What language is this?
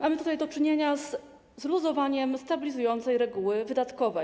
Polish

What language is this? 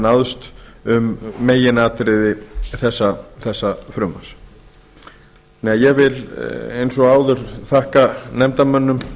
Icelandic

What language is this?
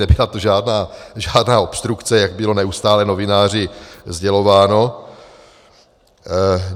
Czech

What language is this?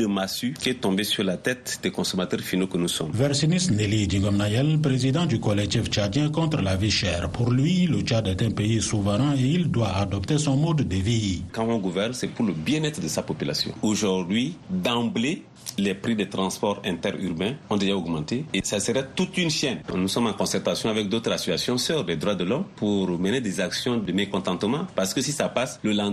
French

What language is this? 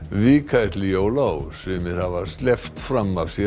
Icelandic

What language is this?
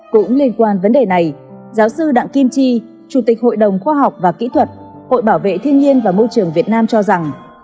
Vietnamese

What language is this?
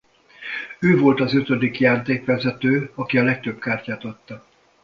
Hungarian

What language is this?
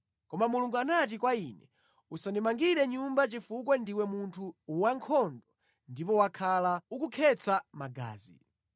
Nyanja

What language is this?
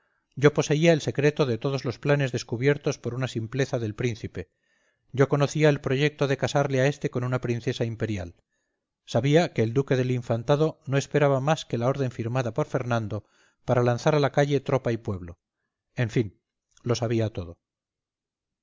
Spanish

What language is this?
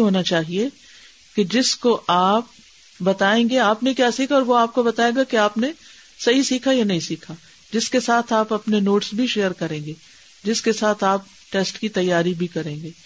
Urdu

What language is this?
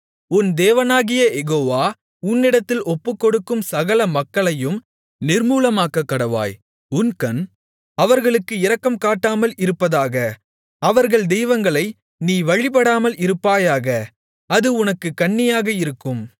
Tamil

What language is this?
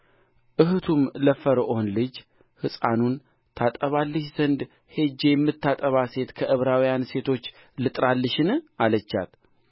Amharic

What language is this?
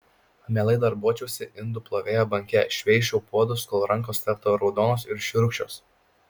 Lithuanian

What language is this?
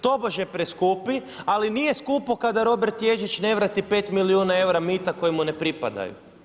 Croatian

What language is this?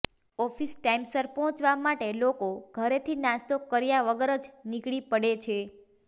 Gujarati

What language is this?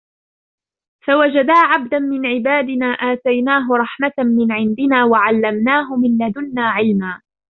Arabic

